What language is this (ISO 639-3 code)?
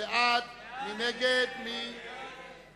heb